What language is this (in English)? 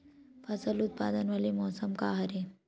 Chhattisgarhi